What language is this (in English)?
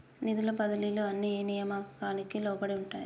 Telugu